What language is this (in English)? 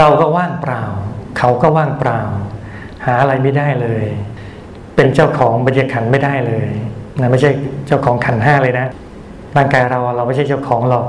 Thai